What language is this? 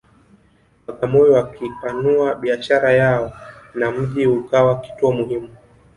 Swahili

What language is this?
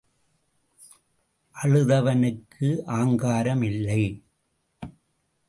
Tamil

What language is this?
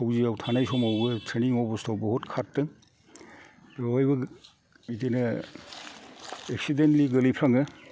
Bodo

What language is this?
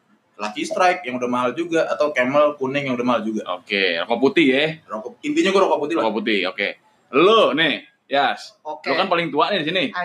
Indonesian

